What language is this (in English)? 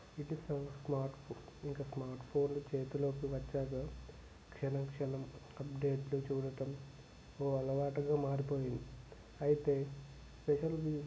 Telugu